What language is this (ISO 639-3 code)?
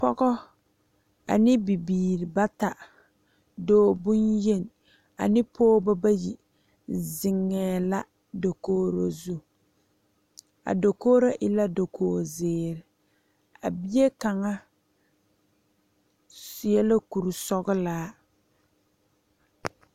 dga